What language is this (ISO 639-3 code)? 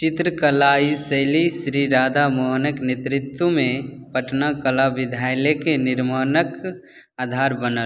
mai